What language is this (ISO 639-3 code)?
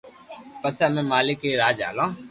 lrk